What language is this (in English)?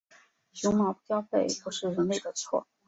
Chinese